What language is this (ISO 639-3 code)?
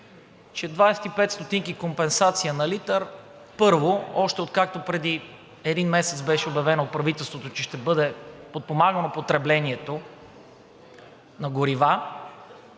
bul